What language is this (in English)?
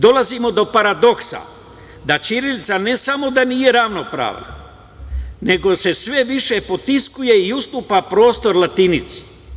Serbian